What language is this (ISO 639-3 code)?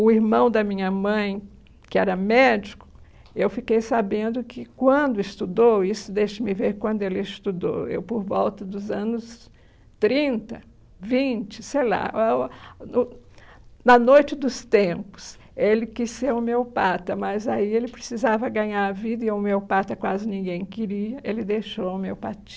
por